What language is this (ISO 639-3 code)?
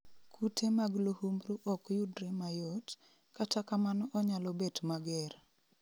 luo